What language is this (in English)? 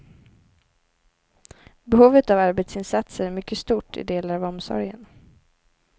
Swedish